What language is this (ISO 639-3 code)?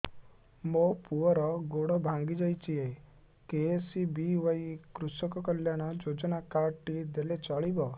ori